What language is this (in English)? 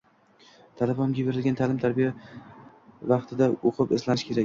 Uzbek